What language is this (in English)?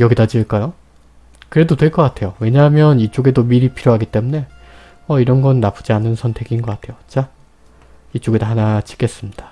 Korean